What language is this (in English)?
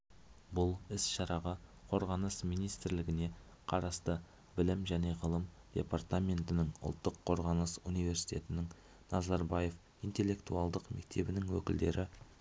Kazakh